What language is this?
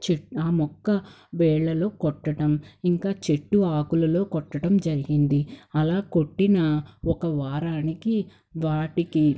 Telugu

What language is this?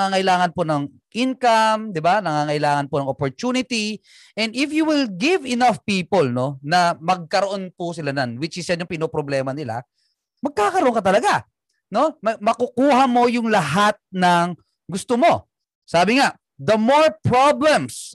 Filipino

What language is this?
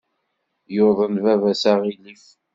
Kabyle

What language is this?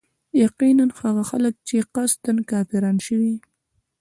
Pashto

